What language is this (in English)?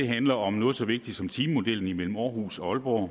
Danish